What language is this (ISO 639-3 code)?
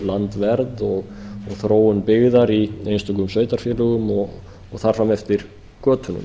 isl